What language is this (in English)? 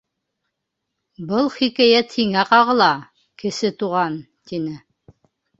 Bashkir